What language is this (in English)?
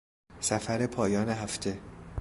Persian